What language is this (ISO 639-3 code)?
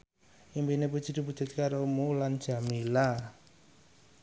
jav